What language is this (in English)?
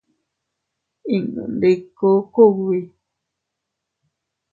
Teutila Cuicatec